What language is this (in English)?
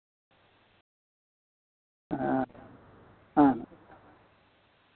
Santali